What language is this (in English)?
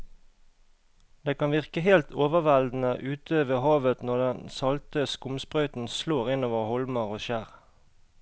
Norwegian